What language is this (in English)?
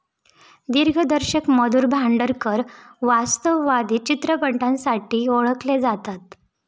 Marathi